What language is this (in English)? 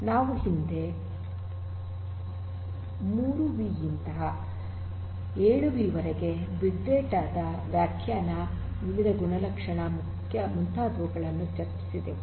Kannada